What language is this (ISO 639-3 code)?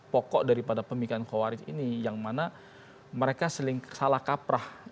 ind